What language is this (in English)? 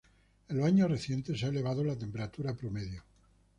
Spanish